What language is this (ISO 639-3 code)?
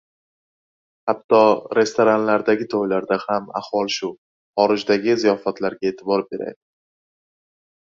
uzb